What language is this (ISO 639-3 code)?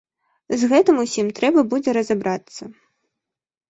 bel